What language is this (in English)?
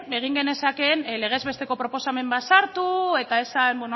Basque